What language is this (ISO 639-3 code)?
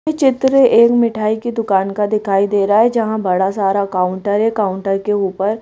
hin